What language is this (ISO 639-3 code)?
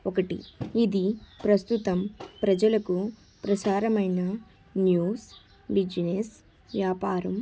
tel